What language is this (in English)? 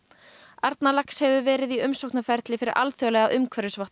Icelandic